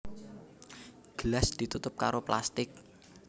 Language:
Javanese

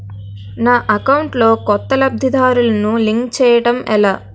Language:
Telugu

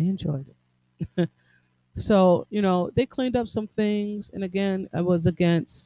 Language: English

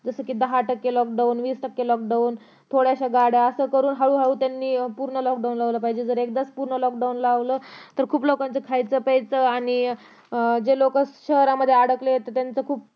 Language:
Marathi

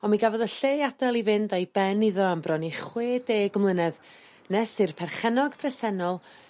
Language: Welsh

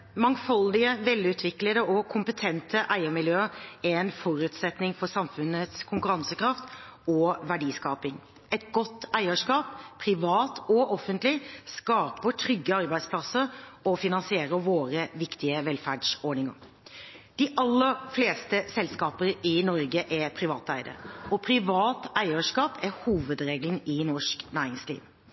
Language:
Norwegian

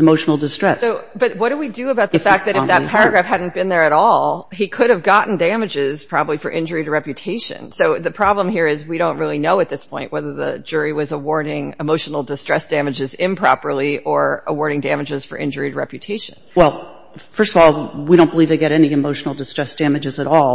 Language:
English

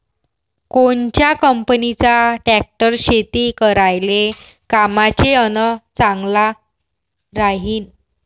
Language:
Marathi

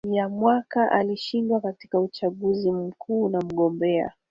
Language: Swahili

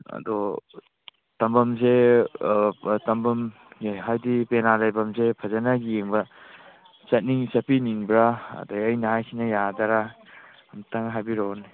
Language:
Manipuri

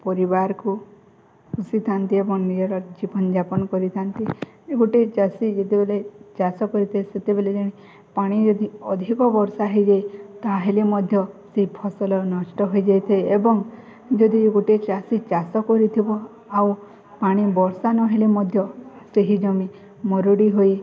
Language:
Odia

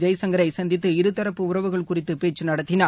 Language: Tamil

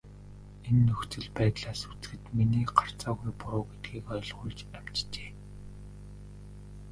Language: Mongolian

